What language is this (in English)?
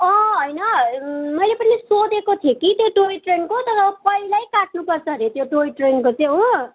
Nepali